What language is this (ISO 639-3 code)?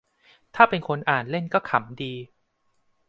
tha